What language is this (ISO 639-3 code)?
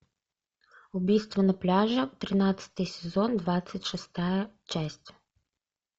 rus